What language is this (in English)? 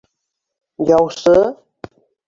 Bashkir